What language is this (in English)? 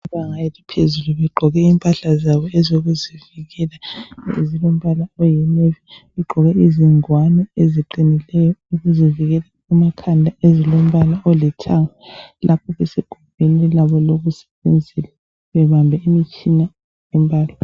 North Ndebele